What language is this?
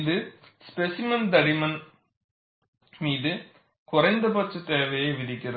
Tamil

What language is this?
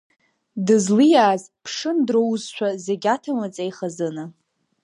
Abkhazian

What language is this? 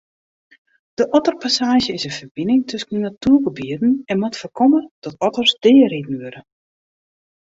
Western Frisian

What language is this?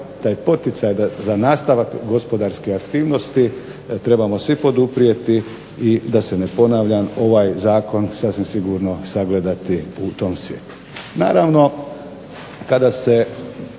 Croatian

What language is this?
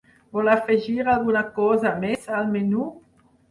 Catalan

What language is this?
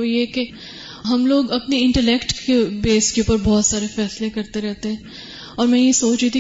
Urdu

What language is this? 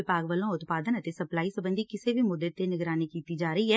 Punjabi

